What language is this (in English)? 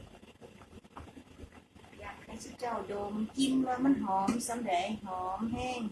Thai